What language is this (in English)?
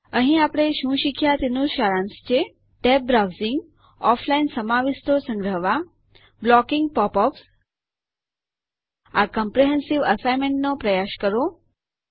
Gujarati